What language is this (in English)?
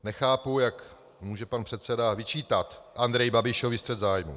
Czech